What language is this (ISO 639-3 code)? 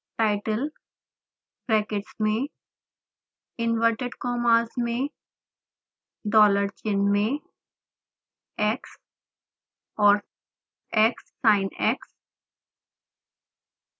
hin